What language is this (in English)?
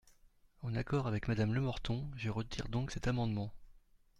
French